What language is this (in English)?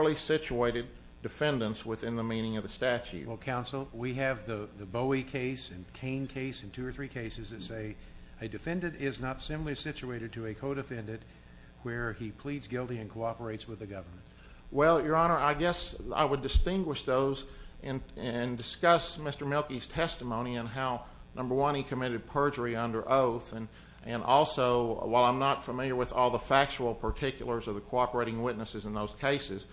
English